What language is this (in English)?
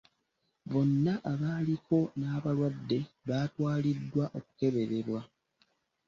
Ganda